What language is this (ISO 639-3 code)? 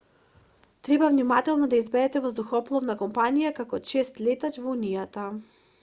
mkd